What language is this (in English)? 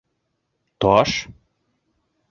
Bashkir